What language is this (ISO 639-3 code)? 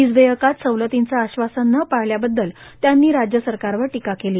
mar